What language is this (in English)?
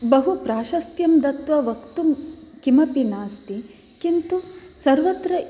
Sanskrit